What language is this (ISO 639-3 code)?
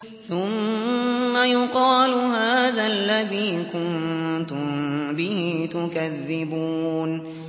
ara